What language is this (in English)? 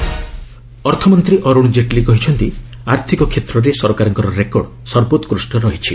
Odia